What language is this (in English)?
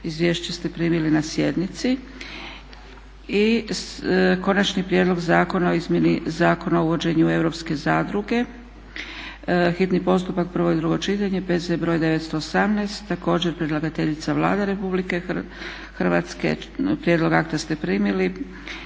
Croatian